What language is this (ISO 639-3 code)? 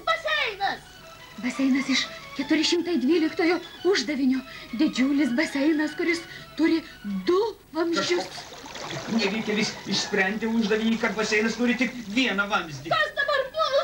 rus